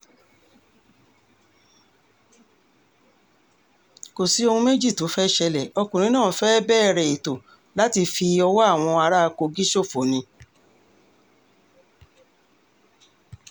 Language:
Yoruba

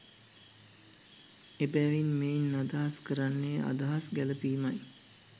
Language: Sinhala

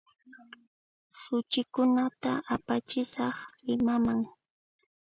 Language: Puno Quechua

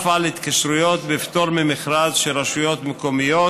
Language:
Hebrew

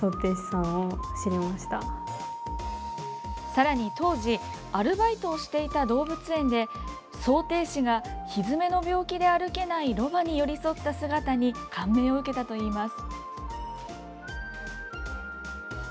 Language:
Japanese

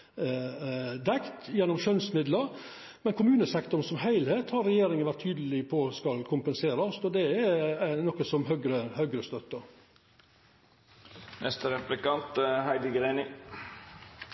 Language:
Norwegian Nynorsk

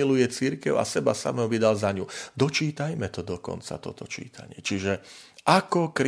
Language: Slovak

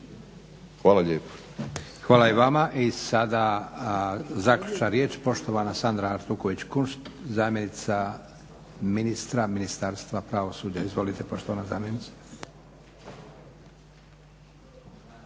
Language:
Croatian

